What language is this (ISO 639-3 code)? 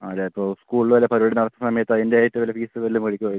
mal